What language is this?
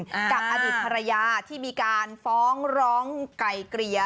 Thai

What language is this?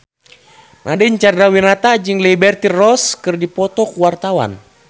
Sundanese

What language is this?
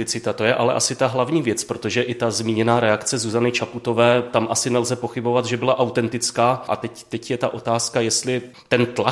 Czech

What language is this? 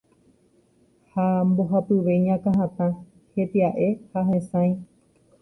Guarani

